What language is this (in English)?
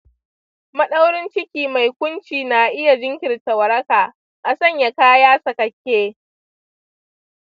Hausa